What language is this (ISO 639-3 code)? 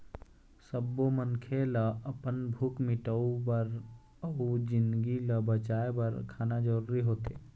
hne